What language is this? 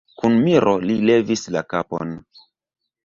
Esperanto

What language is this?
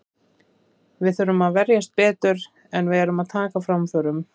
Icelandic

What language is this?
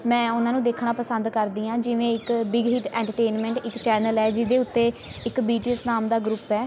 Punjabi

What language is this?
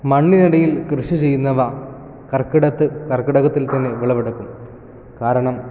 Malayalam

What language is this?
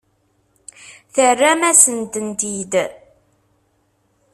Kabyle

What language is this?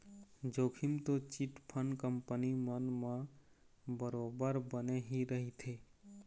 Chhattisgarhi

